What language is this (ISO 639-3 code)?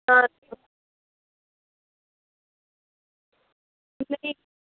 doi